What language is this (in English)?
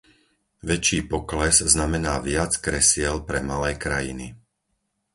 Slovak